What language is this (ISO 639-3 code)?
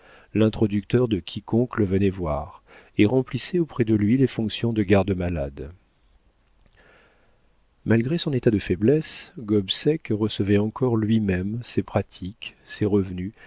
fra